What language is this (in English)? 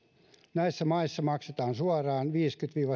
Finnish